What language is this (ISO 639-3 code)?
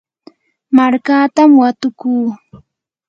qur